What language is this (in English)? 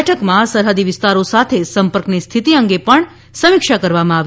Gujarati